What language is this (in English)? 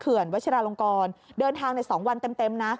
Thai